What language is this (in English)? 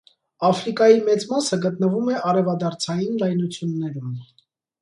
Armenian